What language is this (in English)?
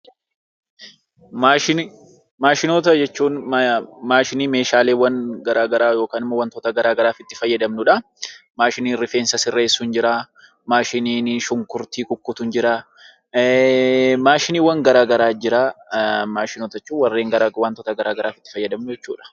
Oromo